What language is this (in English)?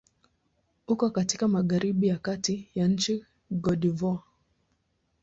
Swahili